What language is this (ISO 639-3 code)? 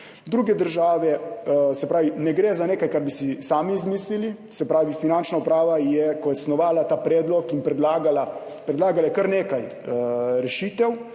slv